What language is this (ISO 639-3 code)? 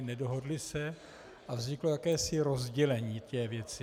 ces